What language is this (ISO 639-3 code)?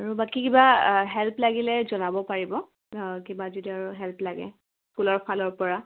asm